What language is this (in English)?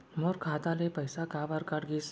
Chhattisgarhi